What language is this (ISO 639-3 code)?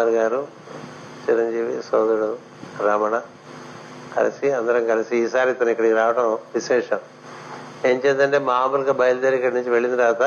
tel